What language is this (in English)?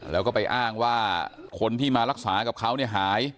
Thai